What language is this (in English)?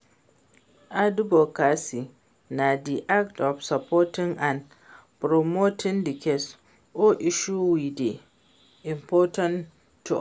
Nigerian Pidgin